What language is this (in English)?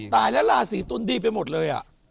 Thai